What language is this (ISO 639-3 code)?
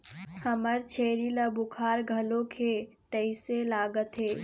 hne